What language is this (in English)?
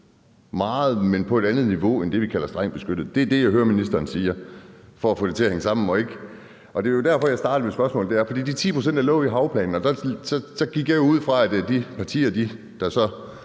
Danish